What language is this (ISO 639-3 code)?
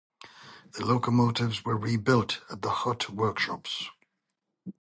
eng